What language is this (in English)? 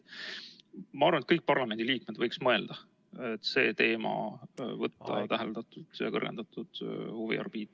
Estonian